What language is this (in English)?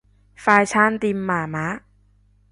Cantonese